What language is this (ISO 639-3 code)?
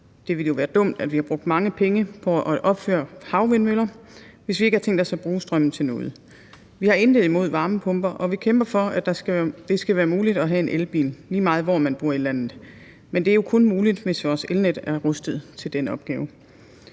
dan